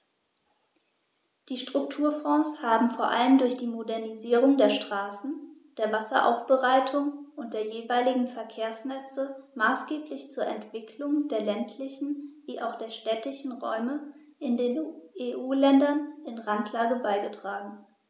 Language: German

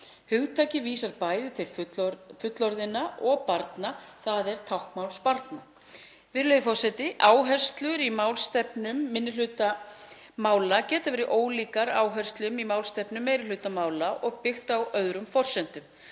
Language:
Icelandic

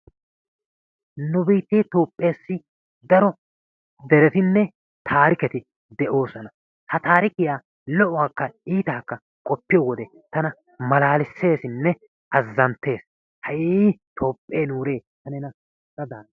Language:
Wolaytta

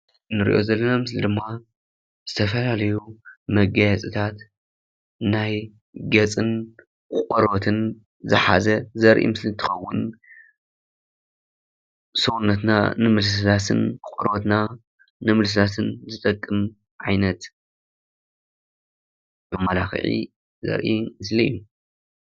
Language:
Tigrinya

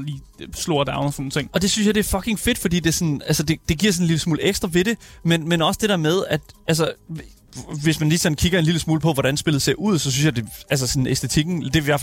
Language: Danish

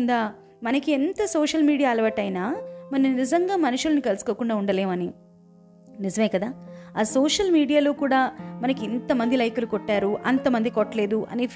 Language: Telugu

